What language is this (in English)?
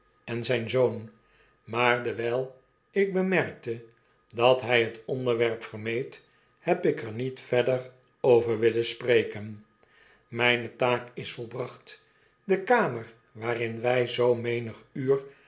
Dutch